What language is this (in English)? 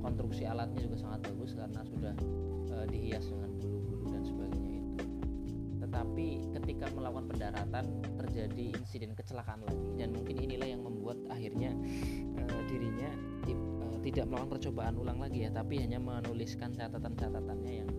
Indonesian